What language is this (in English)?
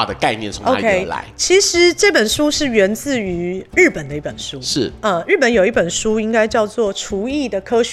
Chinese